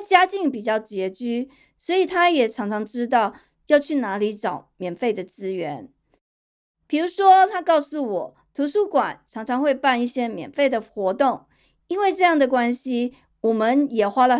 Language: Chinese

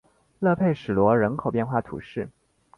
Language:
Chinese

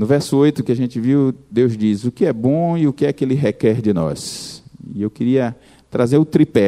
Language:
Portuguese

